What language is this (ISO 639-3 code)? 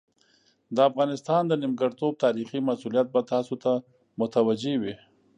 pus